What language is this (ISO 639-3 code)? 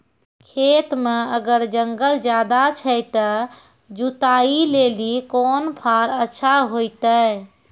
mai